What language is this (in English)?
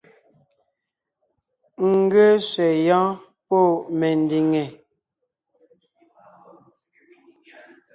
Ngiemboon